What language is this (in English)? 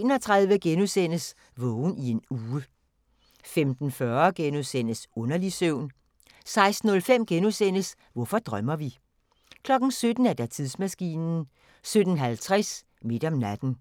Danish